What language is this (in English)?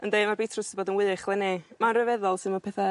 Welsh